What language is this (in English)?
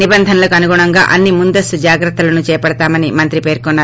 Telugu